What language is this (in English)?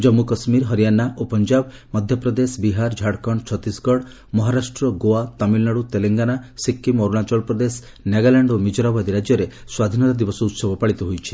Odia